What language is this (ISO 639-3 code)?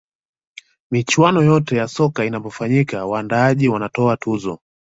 swa